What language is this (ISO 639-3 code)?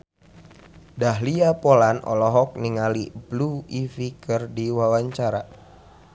sun